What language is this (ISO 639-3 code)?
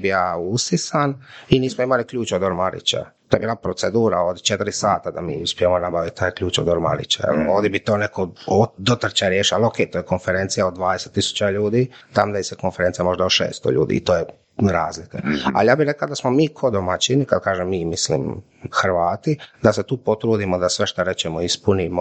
hrv